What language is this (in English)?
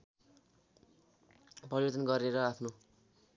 Nepali